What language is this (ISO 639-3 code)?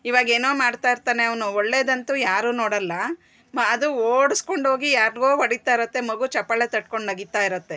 kan